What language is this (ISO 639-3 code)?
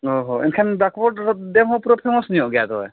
sat